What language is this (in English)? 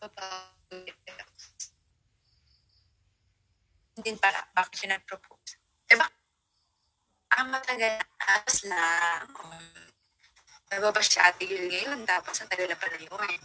Filipino